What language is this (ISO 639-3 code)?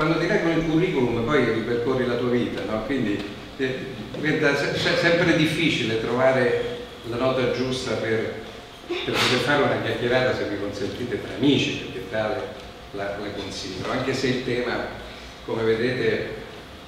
ita